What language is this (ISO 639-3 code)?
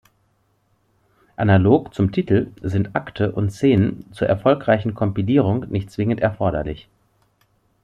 deu